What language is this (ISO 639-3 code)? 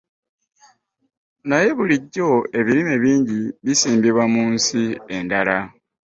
lug